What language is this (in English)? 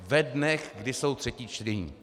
Czech